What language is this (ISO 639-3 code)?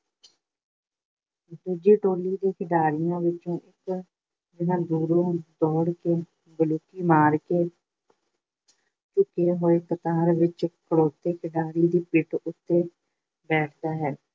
pan